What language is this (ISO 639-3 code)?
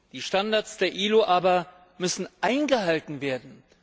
deu